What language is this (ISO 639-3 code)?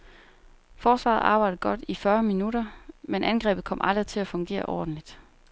dan